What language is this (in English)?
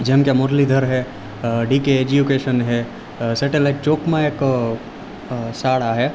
Gujarati